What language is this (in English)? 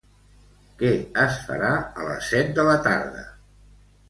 Catalan